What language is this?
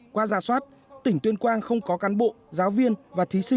Vietnamese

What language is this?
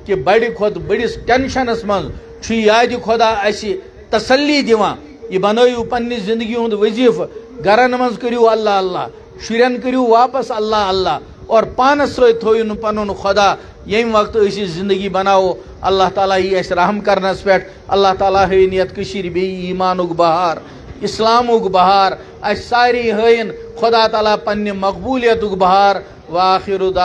Romanian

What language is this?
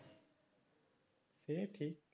Bangla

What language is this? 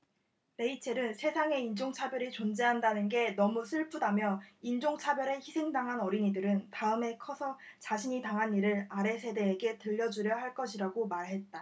Korean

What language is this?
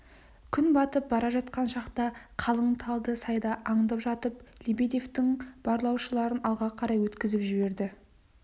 Kazakh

